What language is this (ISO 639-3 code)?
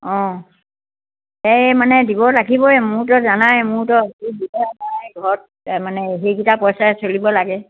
asm